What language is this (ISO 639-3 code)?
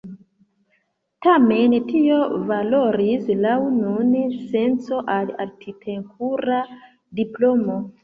epo